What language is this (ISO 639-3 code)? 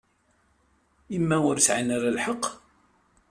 kab